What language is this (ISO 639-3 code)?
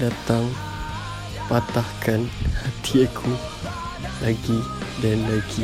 msa